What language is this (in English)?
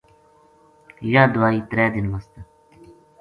Gujari